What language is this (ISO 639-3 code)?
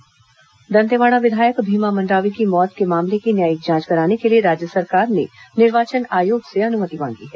hin